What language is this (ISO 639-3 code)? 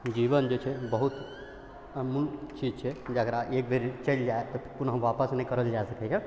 mai